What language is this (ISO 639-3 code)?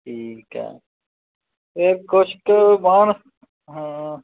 pan